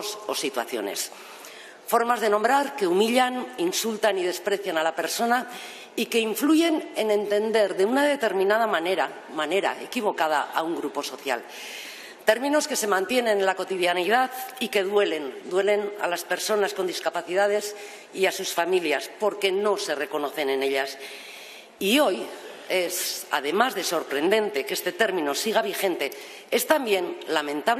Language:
Spanish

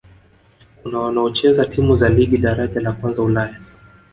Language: Swahili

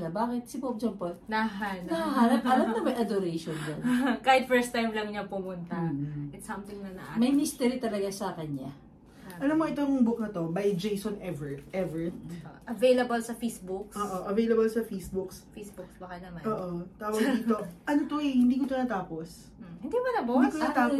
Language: Filipino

